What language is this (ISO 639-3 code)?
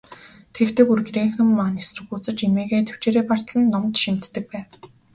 mon